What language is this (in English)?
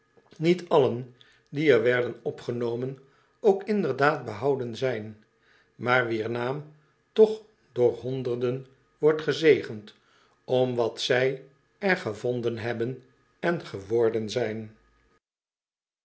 Dutch